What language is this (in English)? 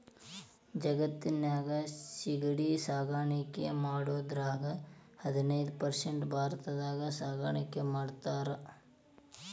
Kannada